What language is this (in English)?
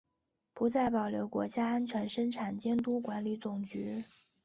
Chinese